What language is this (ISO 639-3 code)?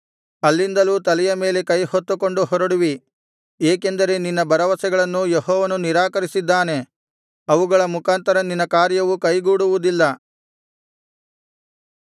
kan